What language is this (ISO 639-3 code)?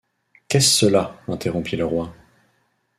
fra